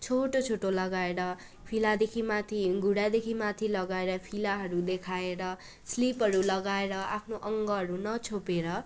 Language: Nepali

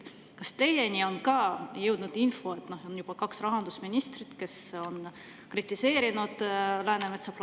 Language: Estonian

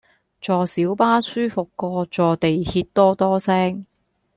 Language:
Cantonese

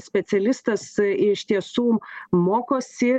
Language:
Lithuanian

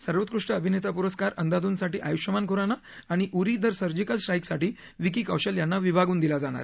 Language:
Marathi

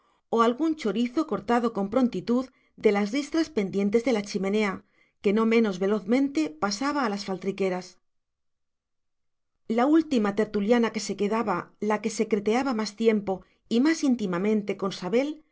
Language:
Spanish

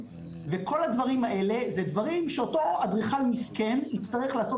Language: Hebrew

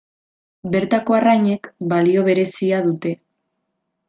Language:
Basque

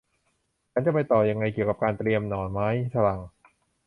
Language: Thai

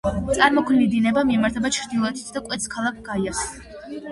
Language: Georgian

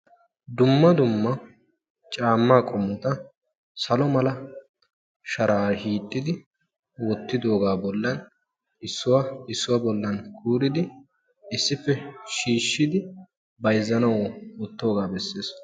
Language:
Wolaytta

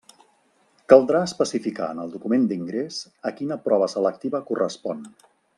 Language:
Catalan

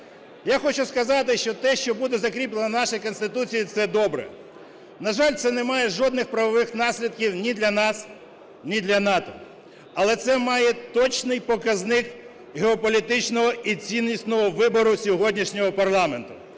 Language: Ukrainian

